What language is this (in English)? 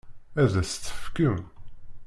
Kabyle